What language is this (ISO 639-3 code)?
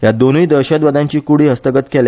kok